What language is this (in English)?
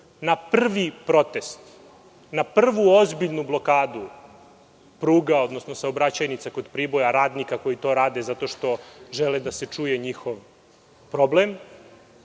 Serbian